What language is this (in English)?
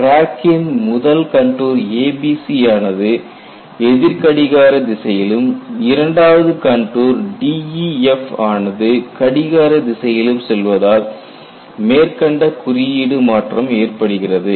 Tamil